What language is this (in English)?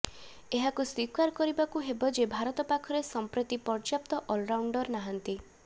Odia